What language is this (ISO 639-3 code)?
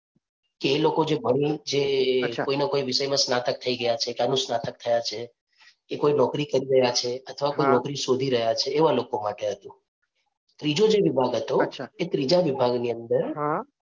guj